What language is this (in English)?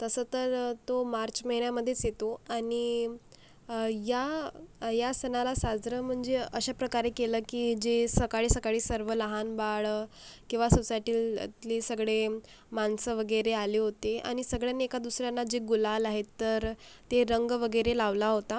Marathi